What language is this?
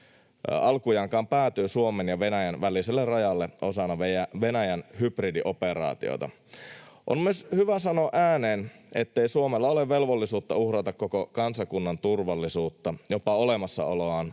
Finnish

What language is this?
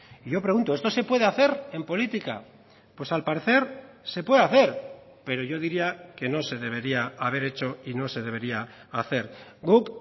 Spanish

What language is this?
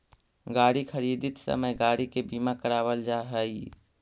Magahi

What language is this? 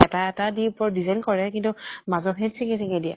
Assamese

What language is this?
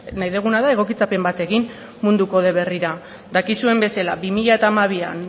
Basque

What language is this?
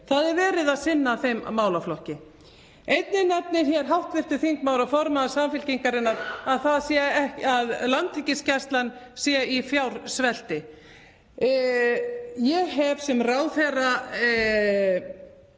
Icelandic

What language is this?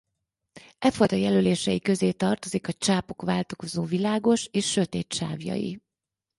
Hungarian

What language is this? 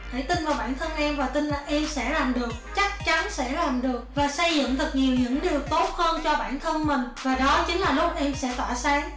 Vietnamese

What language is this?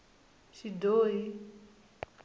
Tsonga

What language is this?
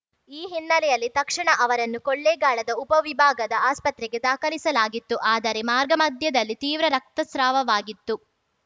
Kannada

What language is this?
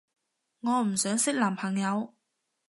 Cantonese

